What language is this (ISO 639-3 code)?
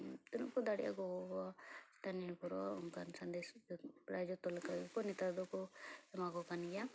sat